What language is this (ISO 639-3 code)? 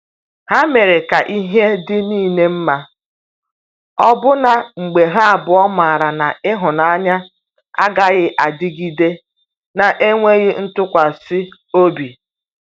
ibo